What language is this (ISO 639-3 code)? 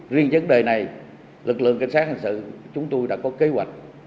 vie